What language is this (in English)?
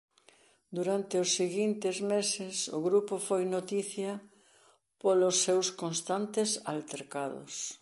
Galician